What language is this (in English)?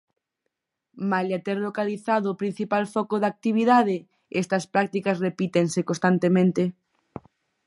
Galician